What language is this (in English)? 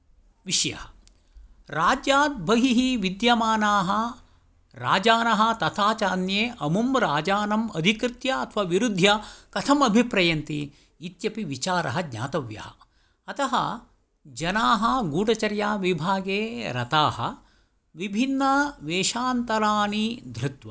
Sanskrit